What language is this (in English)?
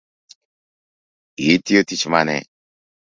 Luo (Kenya and Tanzania)